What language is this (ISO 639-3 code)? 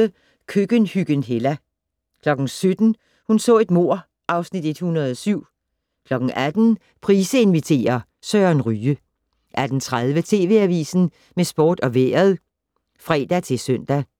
dan